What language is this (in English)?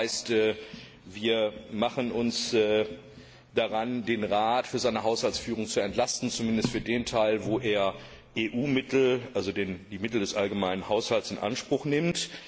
German